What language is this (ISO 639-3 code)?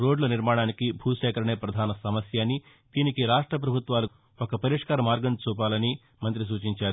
tel